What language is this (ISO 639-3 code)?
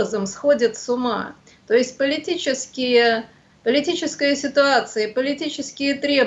rus